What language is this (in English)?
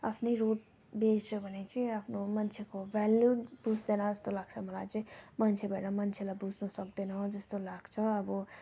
Nepali